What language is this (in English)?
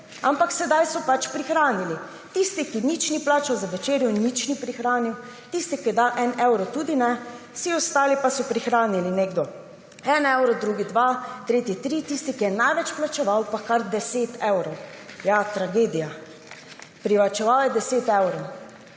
Slovenian